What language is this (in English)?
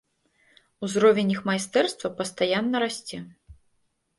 Belarusian